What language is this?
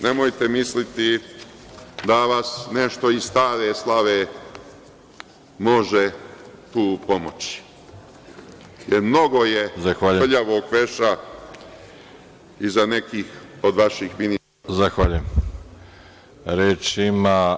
Serbian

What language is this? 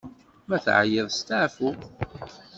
Kabyle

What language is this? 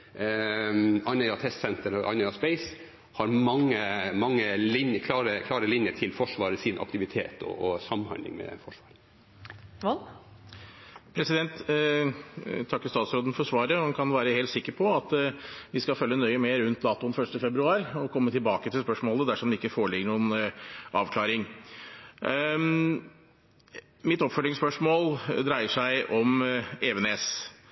Norwegian Bokmål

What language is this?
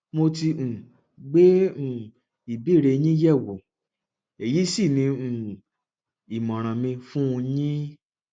Yoruba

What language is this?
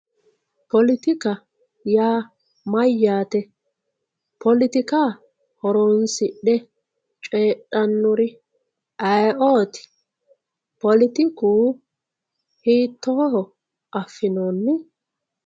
Sidamo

